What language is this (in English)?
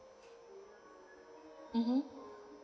English